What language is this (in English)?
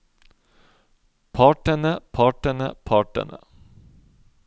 Norwegian